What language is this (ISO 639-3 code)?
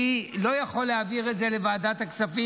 heb